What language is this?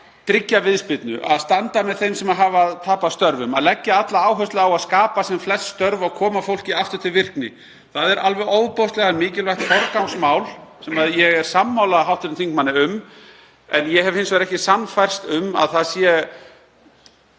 Icelandic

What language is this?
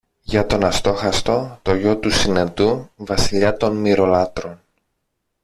Greek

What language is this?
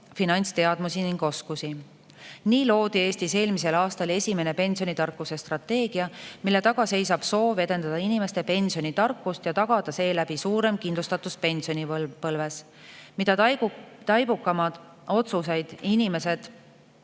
Estonian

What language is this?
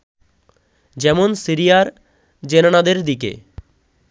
Bangla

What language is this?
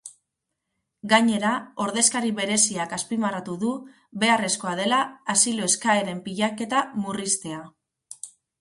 Basque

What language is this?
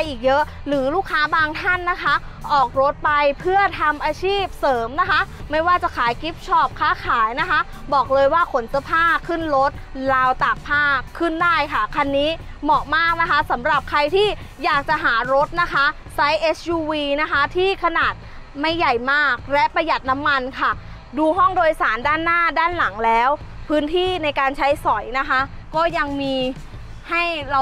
Thai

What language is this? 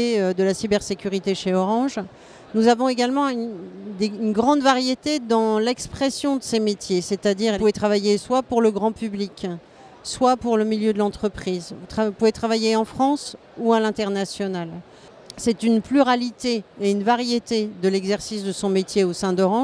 French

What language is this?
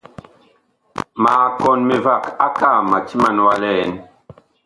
Bakoko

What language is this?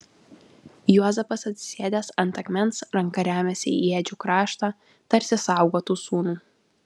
Lithuanian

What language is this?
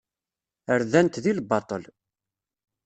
Kabyle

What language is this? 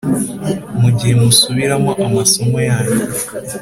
Kinyarwanda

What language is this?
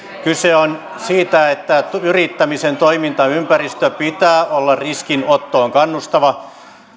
Finnish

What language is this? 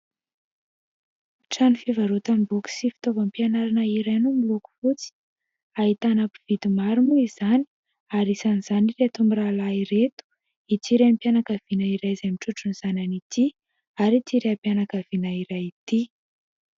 Malagasy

